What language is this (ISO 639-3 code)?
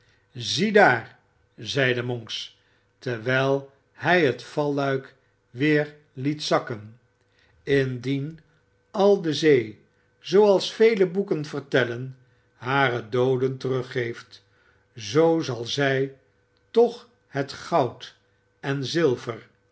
nld